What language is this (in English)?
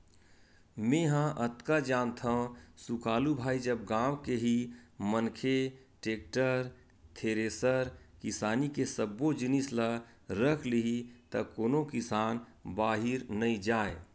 Chhattisgarhi